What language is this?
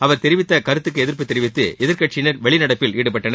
Tamil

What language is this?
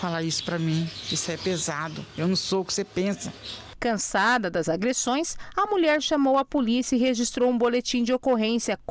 Portuguese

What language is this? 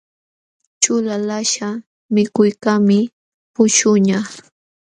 Jauja Wanca Quechua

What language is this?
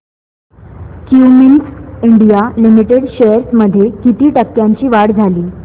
Marathi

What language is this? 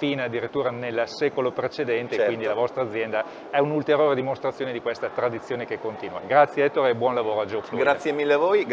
Italian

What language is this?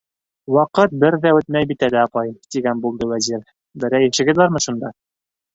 Bashkir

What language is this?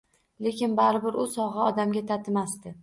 Uzbek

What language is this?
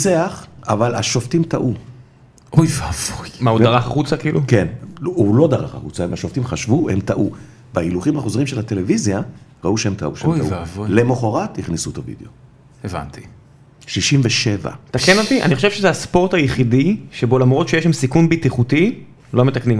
Hebrew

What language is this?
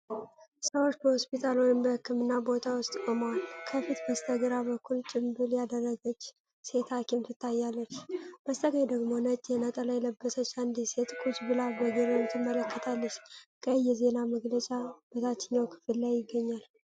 Amharic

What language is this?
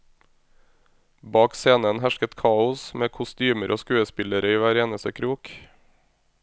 Norwegian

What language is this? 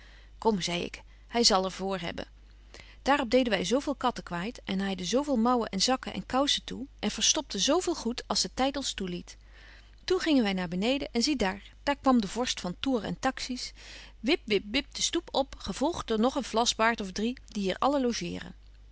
Dutch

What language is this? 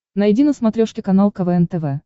Russian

